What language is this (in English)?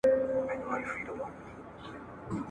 Pashto